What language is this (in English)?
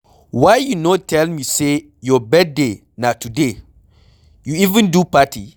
Nigerian Pidgin